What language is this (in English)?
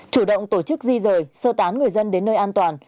Vietnamese